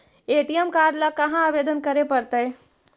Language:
Magahi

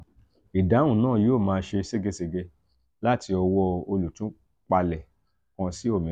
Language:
Yoruba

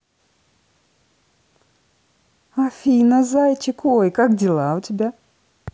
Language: Russian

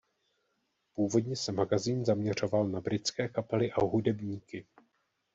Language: Czech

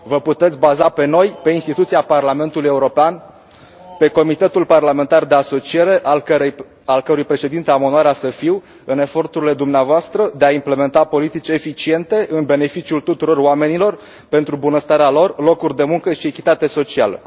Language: Romanian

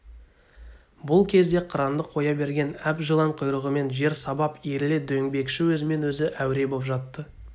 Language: Kazakh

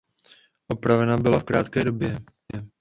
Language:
Czech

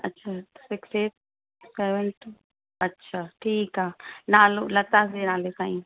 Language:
Sindhi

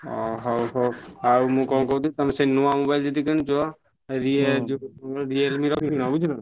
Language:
Odia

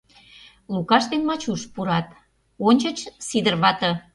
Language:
Mari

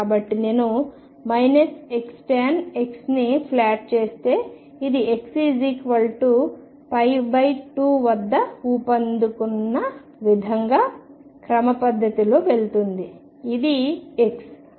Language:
Telugu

